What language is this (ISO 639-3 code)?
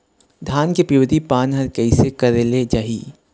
hne